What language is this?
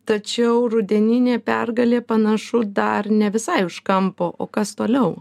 Lithuanian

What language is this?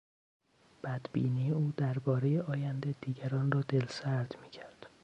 Persian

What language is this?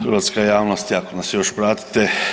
Croatian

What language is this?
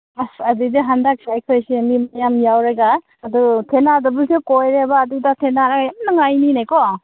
Manipuri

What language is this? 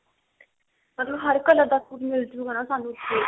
Punjabi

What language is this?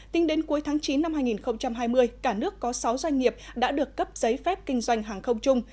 Vietnamese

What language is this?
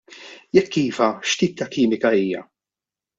Maltese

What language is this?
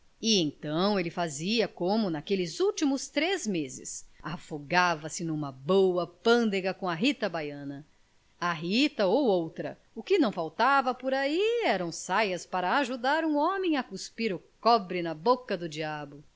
Portuguese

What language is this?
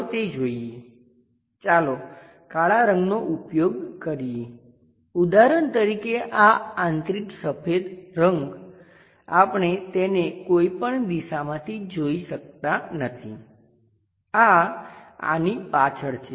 Gujarati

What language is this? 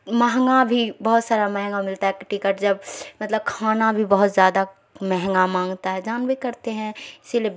Urdu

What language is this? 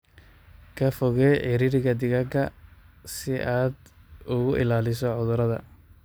Somali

